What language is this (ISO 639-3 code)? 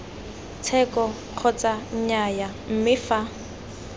tsn